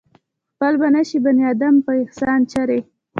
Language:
Pashto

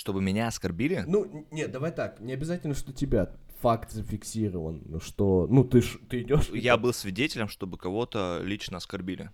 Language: Russian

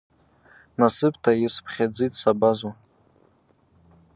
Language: Abaza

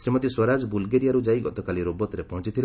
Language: Odia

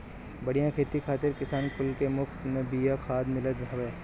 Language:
Bhojpuri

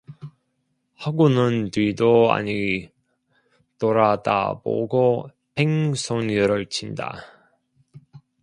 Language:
Korean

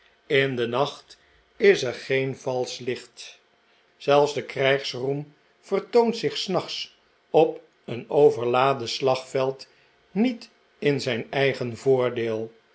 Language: Dutch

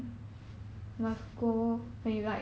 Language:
English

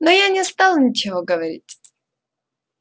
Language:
Russian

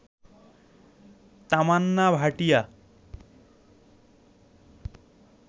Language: Bangla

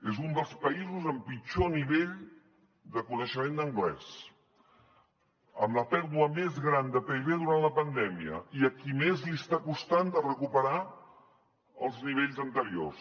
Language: Catalan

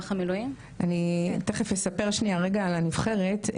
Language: Hebrew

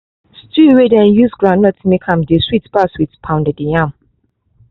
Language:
Nigerian Pidgin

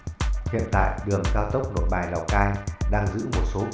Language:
Vietnamese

